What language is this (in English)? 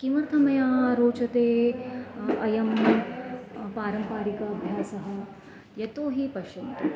Sanskrit